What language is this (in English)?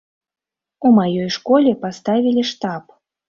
Belarusian